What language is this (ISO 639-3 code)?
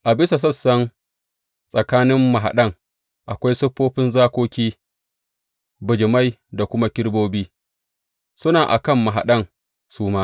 hau